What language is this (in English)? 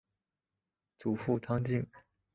Chinese